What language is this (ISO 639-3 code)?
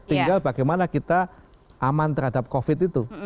ind